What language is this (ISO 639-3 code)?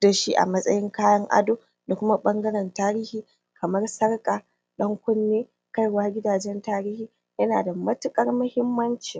hau